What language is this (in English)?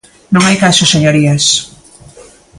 Galician